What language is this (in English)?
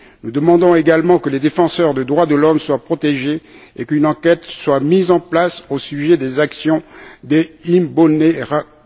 French